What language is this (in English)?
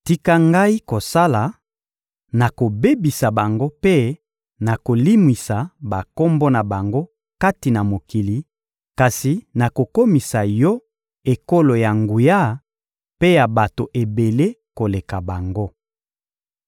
Lingala